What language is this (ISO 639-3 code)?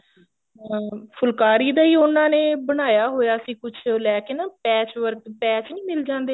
pan